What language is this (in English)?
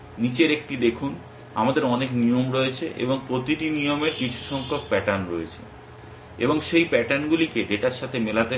Bangla